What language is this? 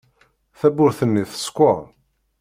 Kabyle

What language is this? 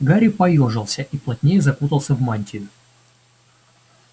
Russian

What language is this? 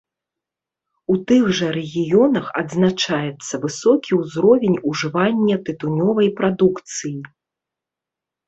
Belarusian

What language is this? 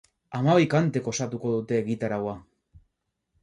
Basque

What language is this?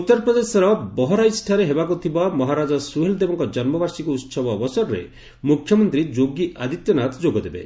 Odia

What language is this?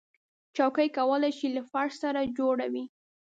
Pashto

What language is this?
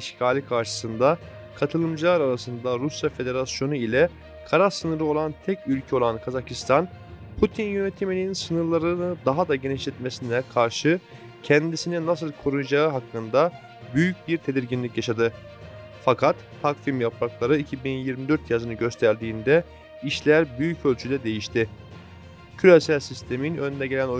Turkish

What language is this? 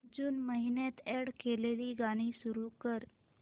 Marathi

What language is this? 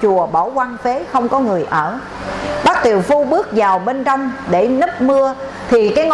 Vietnamese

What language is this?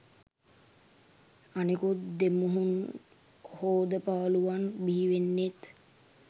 Sinhala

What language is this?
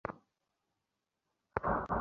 Bangla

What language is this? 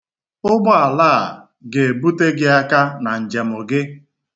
Igbo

